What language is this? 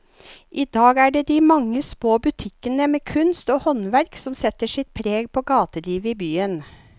Norwegian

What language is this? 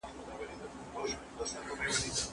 Pashto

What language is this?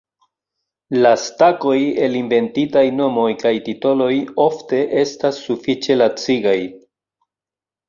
Esperanto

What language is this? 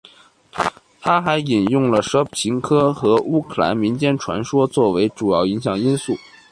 Chinese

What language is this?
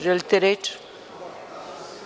Serbian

